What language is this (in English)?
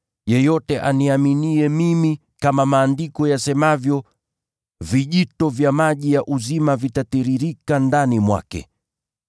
Swahili